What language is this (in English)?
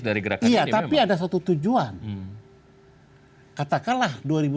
Indonesian